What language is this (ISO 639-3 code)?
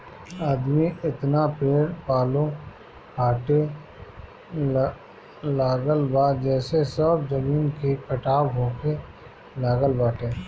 bho